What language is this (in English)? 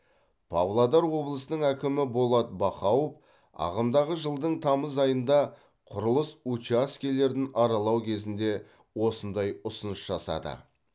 Kazakh